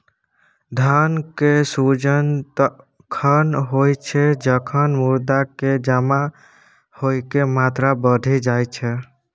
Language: Maithili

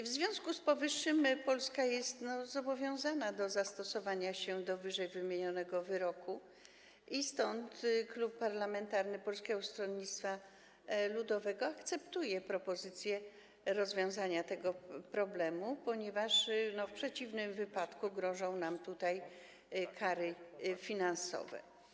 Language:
Polish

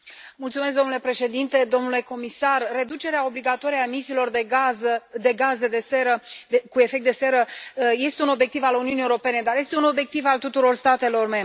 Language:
Romanian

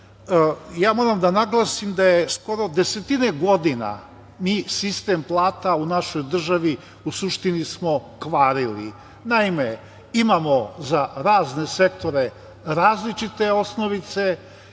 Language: Serbian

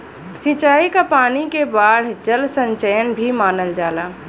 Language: Bhojpuri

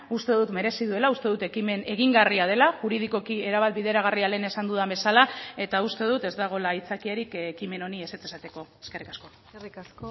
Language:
Basque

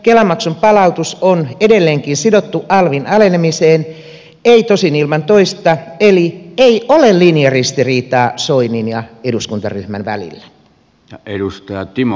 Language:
Finnish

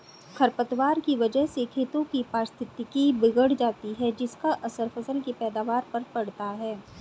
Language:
Hindi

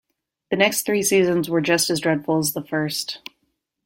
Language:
English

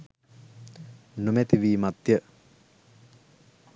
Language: Sinhala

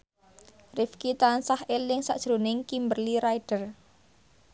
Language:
Javanese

